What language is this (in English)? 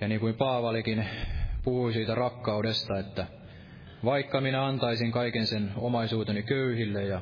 Finnish